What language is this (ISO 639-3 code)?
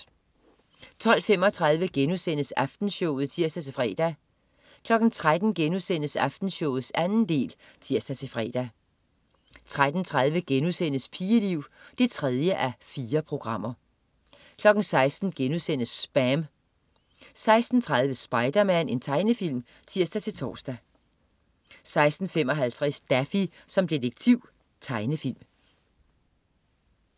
dan